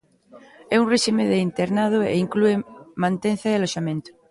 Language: Galician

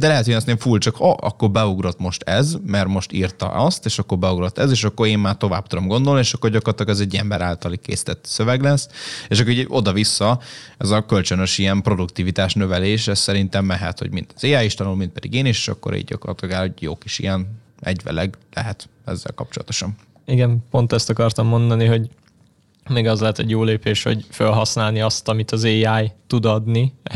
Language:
Hungarian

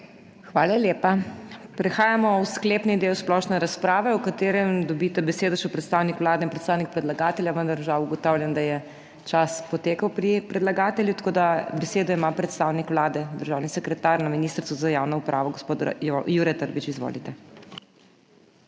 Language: Slovenian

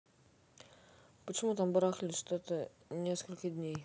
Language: Russian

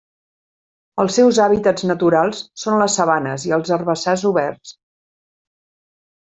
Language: Catalan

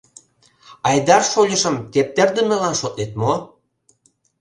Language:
Mari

